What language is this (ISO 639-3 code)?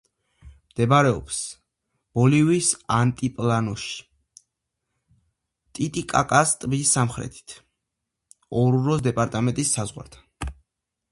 kat